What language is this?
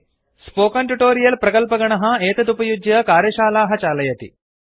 Sanskrit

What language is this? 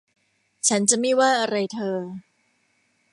Thai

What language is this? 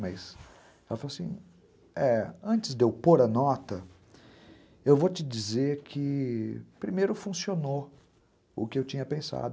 Portuguese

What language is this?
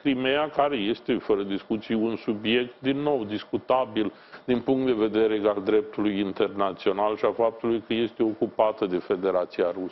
Romanian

